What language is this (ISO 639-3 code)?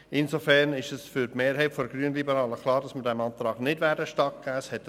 gsw